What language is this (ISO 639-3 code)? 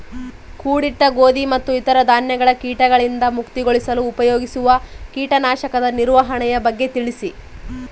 kan